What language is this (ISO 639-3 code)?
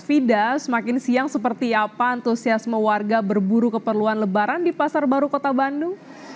ind